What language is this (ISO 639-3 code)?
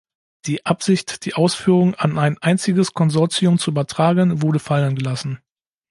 deu